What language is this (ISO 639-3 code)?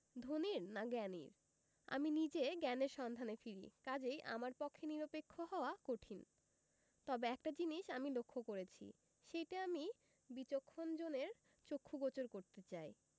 ben